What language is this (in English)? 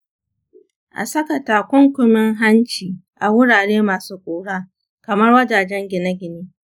Hausa